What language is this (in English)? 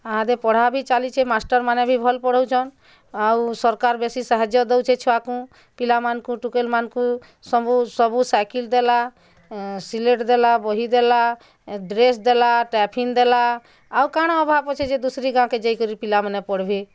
Odia